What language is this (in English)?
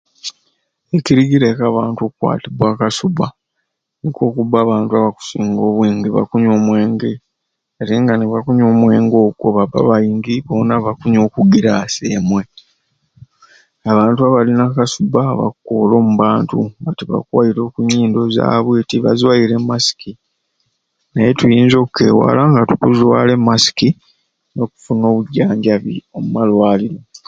Ruuli